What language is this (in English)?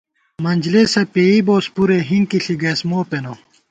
Gawar-Bati